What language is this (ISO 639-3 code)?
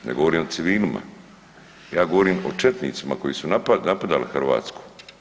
hrv